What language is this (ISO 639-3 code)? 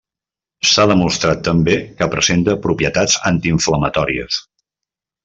cat